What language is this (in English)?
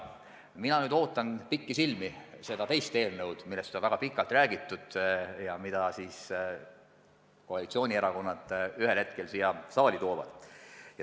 Estonian